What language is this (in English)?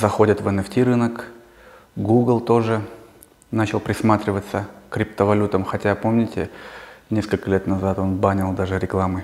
Russian